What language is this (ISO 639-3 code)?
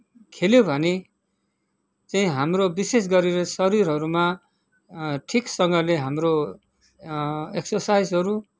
nep